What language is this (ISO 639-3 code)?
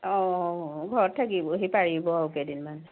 asm